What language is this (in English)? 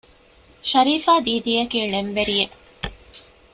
Divehi